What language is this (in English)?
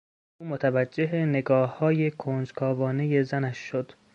Persian